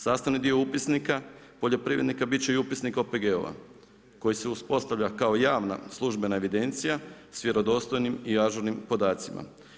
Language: Croatian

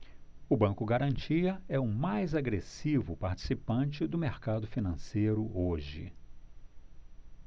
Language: Portuguese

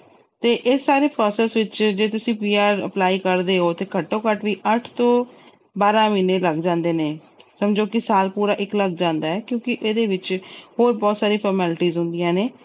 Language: Punjabi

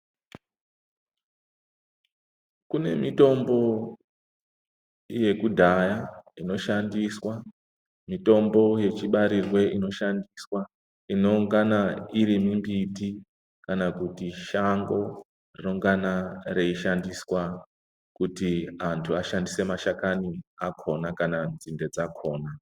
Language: Ndau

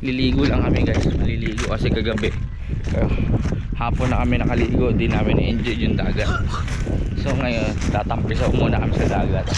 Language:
Filipino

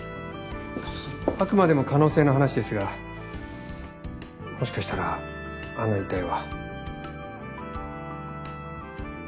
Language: Japanese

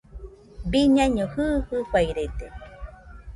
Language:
Nüpode Huitoto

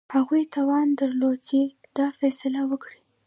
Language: Pashto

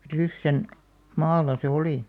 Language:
Finnish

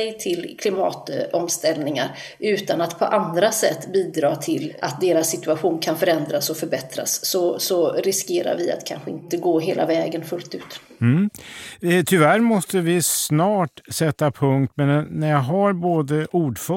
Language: Swedish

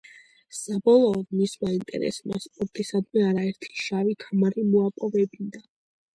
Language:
Georgian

